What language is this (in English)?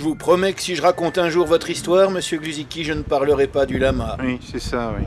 French